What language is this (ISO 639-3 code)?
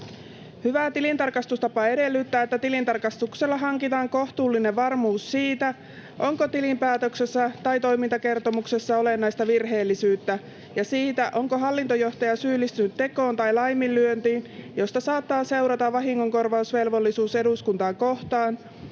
fin